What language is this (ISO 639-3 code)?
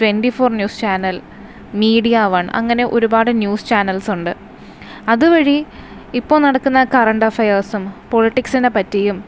mal